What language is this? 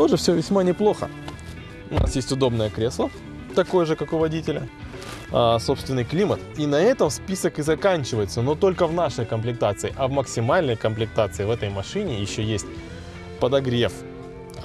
Russian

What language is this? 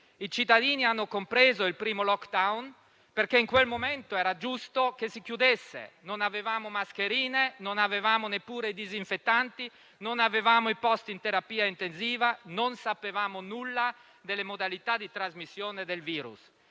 Italian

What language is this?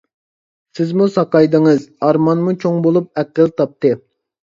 Uyghur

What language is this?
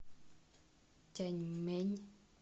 Russian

